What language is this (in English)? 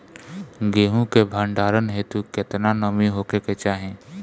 Bhojpuri